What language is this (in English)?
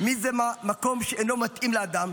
Hebrew